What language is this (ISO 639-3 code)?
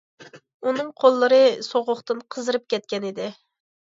uig